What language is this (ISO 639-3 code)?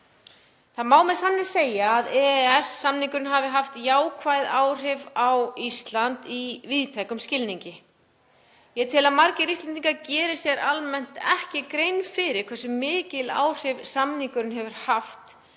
isl